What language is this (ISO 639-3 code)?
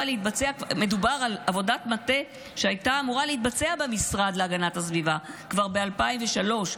heb